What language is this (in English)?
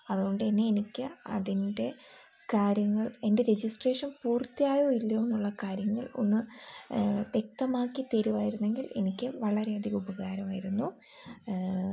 Malayalam